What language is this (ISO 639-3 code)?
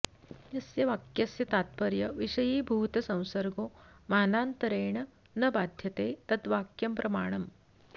san